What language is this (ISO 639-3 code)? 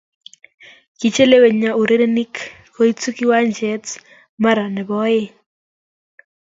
kln